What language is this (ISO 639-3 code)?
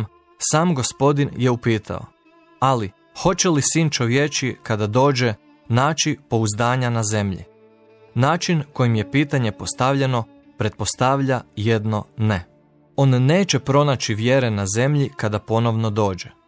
hrv